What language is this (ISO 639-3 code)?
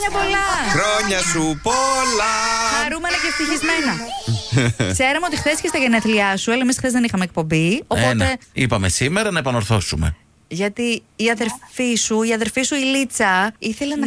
ell